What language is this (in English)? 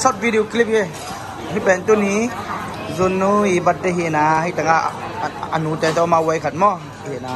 Thai